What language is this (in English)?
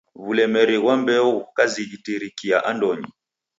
Taita